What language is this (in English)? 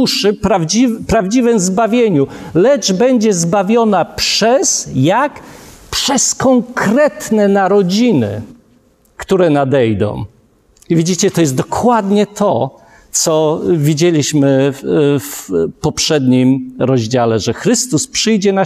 Polish